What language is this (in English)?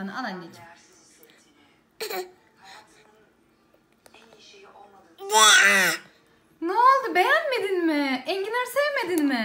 Turkish